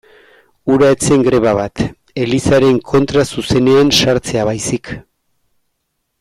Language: Basque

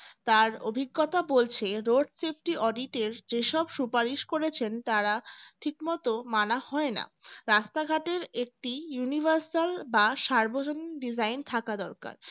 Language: Bangla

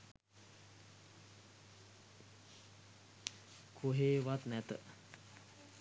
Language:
Sinhala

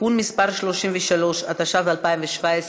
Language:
Hebrew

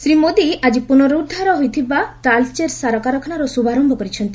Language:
Odia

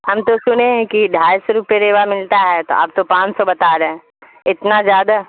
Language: Urdu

